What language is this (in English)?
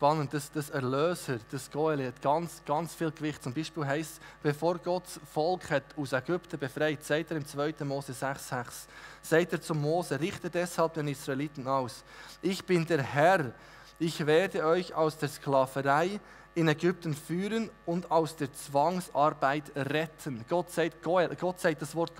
German